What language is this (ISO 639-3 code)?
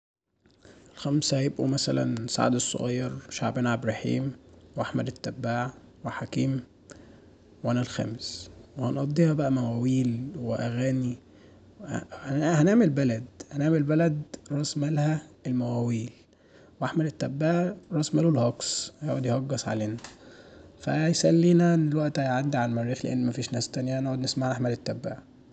arz